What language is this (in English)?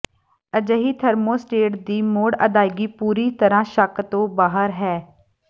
Punjabi